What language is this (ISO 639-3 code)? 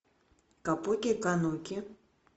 rus